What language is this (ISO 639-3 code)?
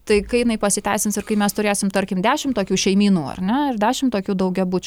lit